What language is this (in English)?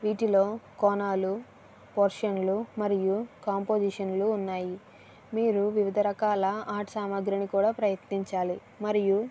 Telugu